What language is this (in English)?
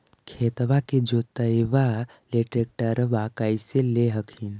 Magahi